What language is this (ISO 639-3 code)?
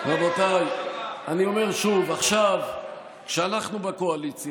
heb